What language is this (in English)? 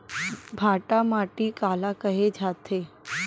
Chhattisgarhi